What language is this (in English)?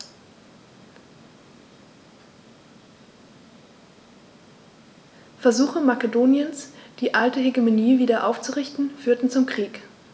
German